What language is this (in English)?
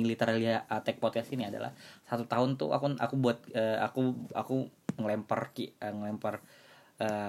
Indonesian